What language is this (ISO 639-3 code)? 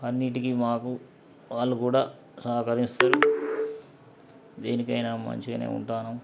tel